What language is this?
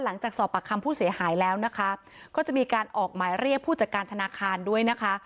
Thai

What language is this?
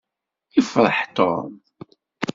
Kabyle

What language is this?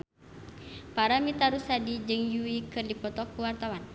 Sundanese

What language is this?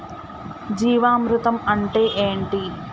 Telugu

